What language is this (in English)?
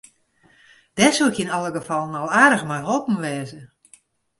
Western Frisian